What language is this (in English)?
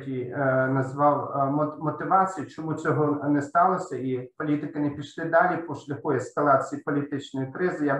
Ukrainian